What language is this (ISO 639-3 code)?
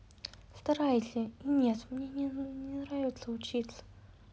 rus